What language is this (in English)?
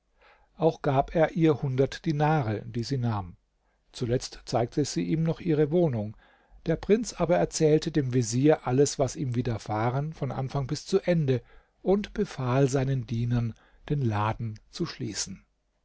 German